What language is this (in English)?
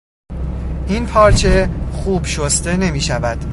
Persian